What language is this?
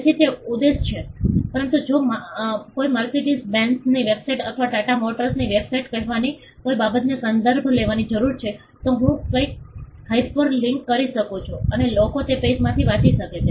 Gujarati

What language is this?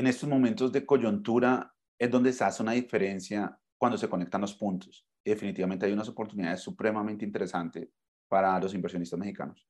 Spanish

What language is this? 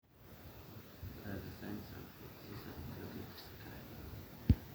Masai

